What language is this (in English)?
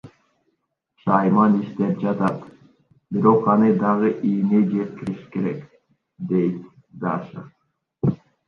Kyrgyz